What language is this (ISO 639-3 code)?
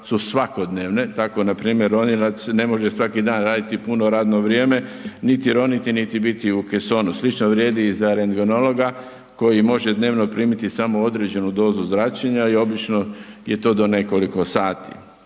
hrv